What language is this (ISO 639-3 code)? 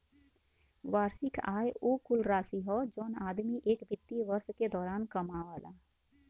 bho